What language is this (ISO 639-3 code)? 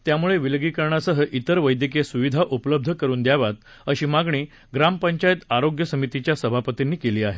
mar